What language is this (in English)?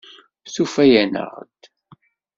Kabyle